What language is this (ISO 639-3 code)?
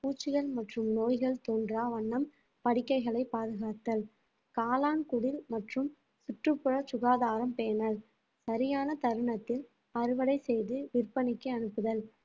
tam